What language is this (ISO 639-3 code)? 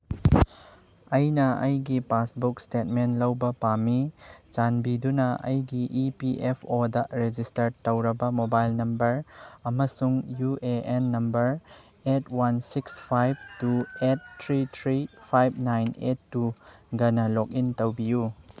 mni